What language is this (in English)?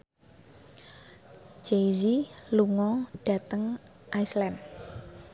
Javanese